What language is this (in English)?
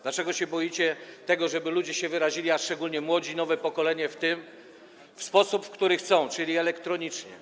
Polish